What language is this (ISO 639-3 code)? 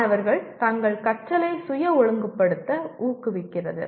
tam